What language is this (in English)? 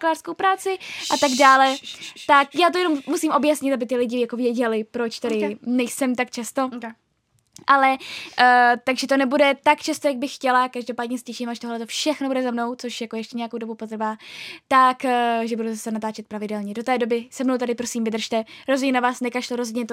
Czech